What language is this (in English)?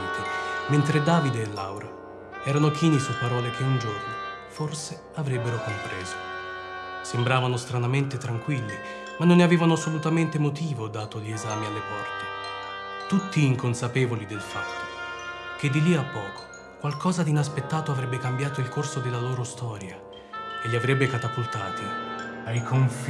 Italian